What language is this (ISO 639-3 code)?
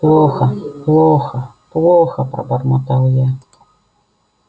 rus